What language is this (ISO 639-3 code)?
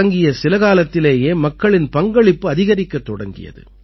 tam